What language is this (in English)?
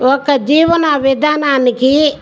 Telugu